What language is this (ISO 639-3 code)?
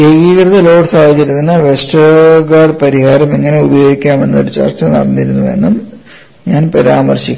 mal